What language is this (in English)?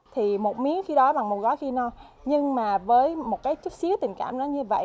Vietnamese